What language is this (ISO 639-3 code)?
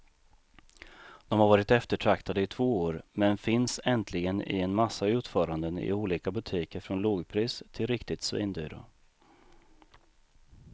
swe